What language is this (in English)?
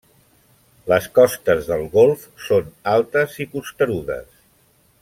Catalan